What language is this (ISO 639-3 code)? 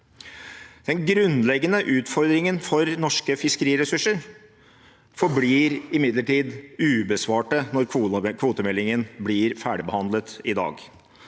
nor